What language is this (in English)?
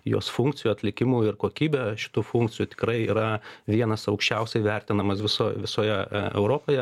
Lithuanian